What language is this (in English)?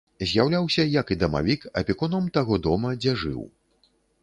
Belarusian